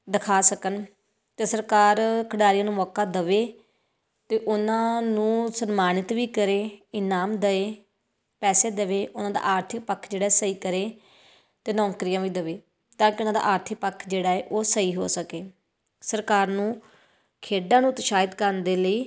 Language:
Punjabi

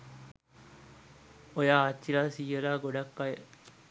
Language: Sinhala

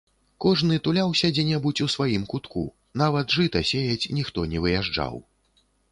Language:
Belarusian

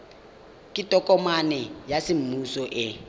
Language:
Tswana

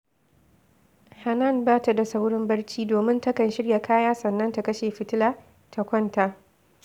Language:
Hausa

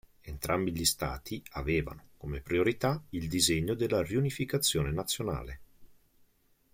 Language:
Italian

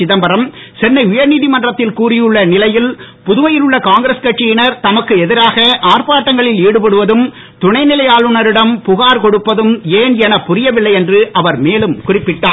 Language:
Tamil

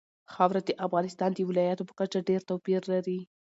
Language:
Pashto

